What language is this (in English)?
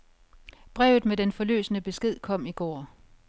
Danish